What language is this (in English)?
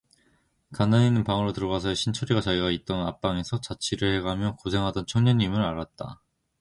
Korean